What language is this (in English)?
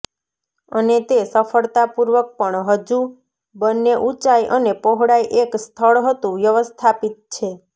Gujarati